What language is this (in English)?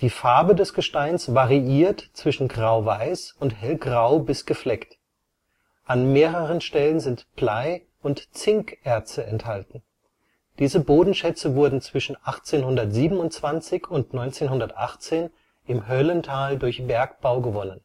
German